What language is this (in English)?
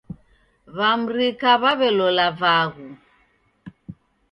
Taita